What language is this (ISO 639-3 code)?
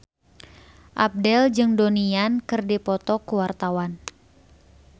sun